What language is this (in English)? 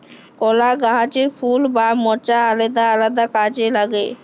Bangla